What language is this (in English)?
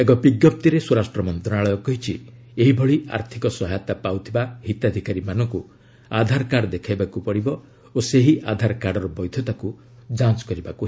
Odia